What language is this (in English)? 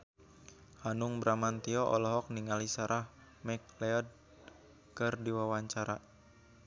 Sundanese